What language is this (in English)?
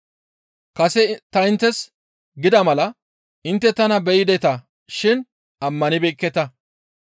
Gamo